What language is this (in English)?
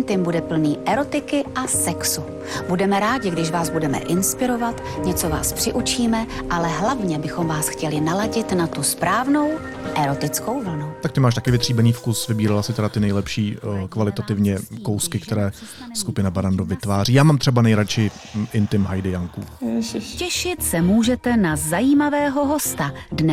Czech